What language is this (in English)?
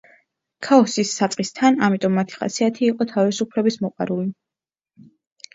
Georgian